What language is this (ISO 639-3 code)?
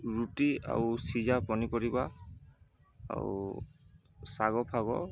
ori